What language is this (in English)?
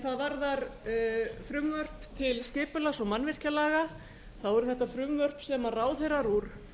Icelandic